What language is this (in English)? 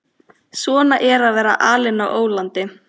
Icelandic